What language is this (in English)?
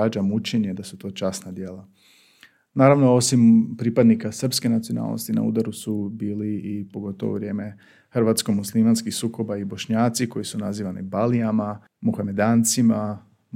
Croatian